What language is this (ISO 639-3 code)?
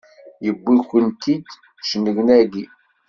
kab